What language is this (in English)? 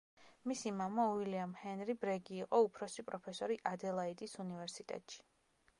Georgian